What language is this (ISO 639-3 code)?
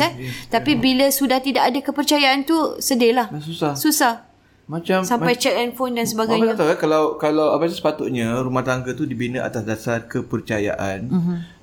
msa